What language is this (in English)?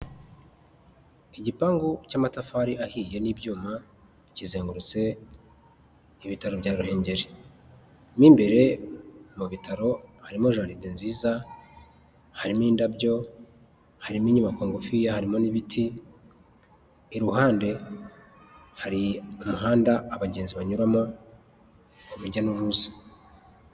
Kinyarwanda